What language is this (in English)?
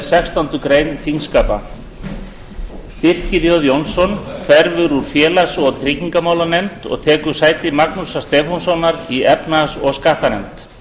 Icelandic